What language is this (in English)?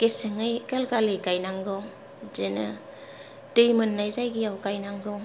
Bodo